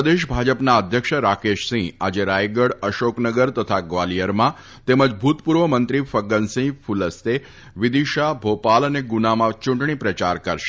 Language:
Gujarati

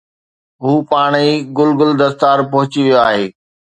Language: Sindhi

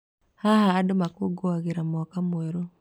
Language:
Kikuyu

